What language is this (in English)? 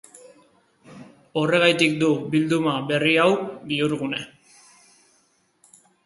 Basque